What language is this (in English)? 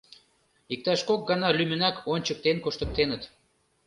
Mari